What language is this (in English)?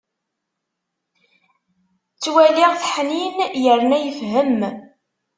Kabyle